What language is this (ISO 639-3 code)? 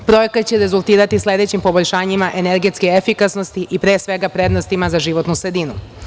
srp